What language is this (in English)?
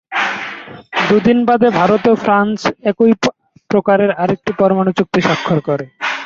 Bangla